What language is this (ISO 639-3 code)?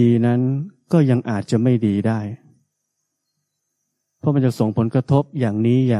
tha